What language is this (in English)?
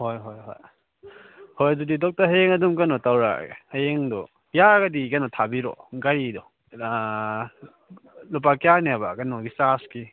Manipuri